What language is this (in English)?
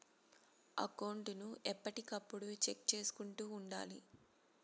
Telugu